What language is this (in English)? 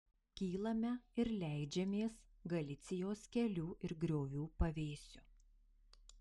Lithuanian